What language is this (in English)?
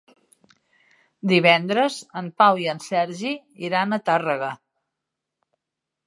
Catalan